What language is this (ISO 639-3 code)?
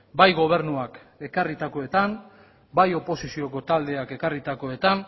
eus